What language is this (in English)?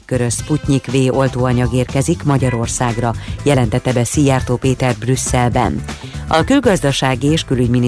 Hungarian